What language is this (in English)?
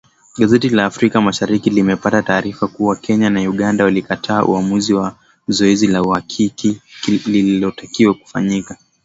Swahili